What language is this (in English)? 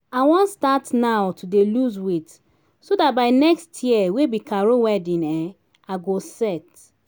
Nigerian Pidgin